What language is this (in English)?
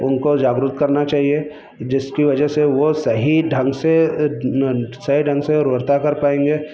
Hindi